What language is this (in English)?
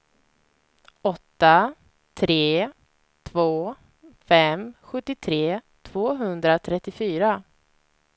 Swedish